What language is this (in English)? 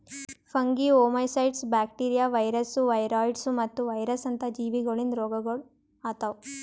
Kannada